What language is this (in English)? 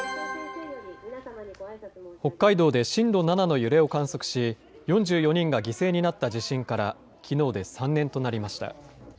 Japanese